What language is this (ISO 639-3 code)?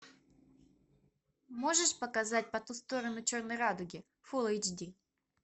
rus